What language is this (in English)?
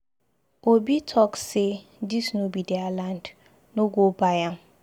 Nigerian Pidgin